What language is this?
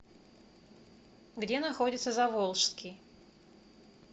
Russian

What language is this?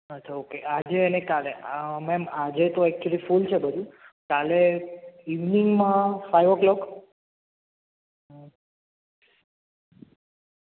Gujarati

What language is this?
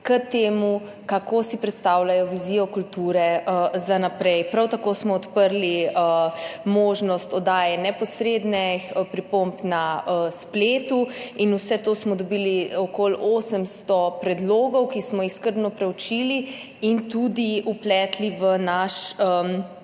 Slovenian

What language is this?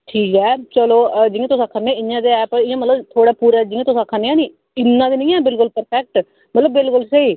Dogri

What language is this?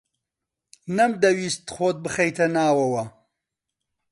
Central Kurdish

